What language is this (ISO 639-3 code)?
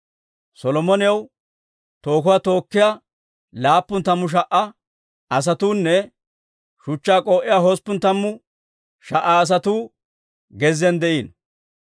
dwr